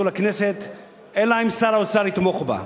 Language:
Hebrew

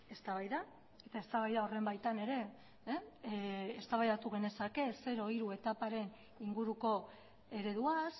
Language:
Basque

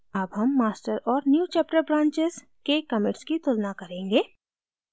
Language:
Hindi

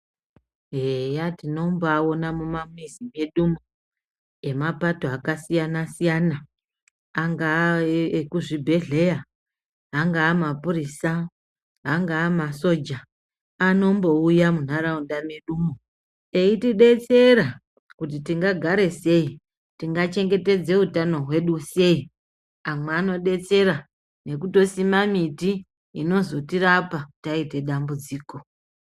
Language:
Ndau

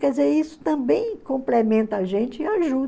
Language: Portuguese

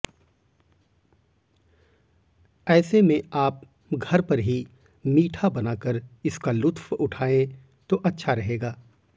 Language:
Hindi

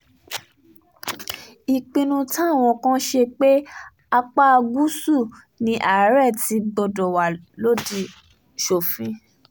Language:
Yoruba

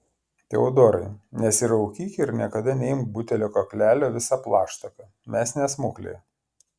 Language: Lithuanian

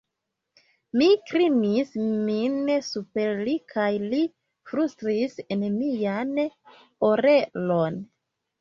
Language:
Esperanto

